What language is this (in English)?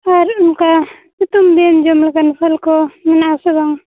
Santali